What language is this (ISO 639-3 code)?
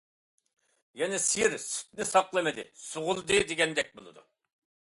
uig